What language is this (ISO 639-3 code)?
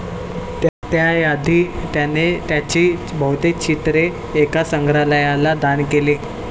mar